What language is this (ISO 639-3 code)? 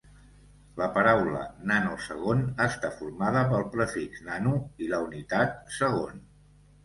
cat